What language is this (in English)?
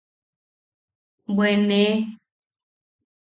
Yaqui